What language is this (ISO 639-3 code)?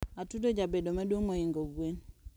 luo